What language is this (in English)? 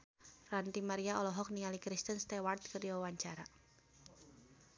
Sundanese